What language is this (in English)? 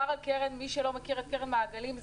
Hebrew